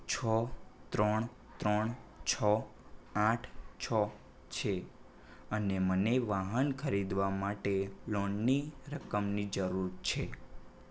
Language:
Gujarati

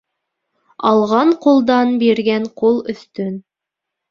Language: Bashkir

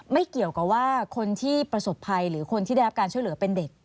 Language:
Thai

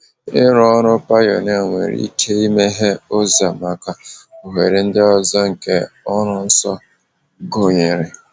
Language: Igbo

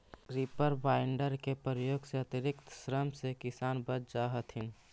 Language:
Magahi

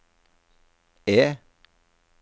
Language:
Norwegian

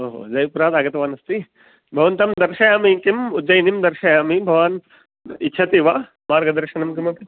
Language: Sanskrit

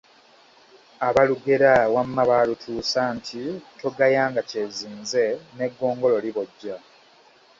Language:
Ganda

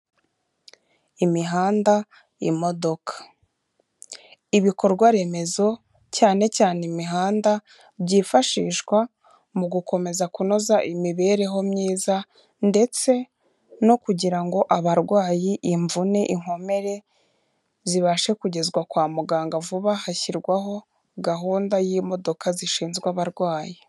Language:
Kinyarwanda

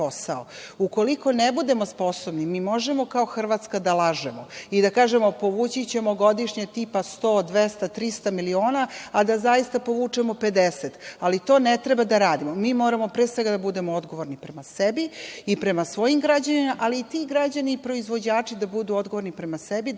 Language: Serbian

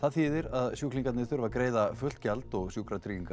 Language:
Icelandic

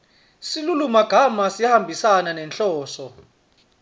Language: Swati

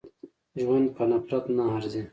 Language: Pashto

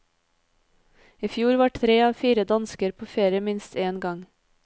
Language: Norwegian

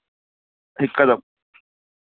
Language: Sindhi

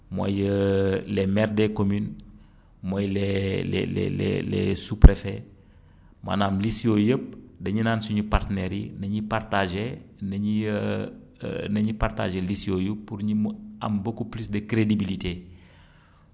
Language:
Wolof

